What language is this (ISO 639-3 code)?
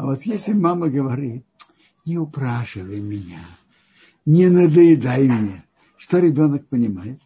rus